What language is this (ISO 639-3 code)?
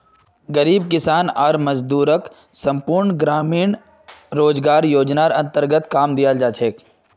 mag